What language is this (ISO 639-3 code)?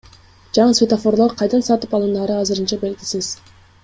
kir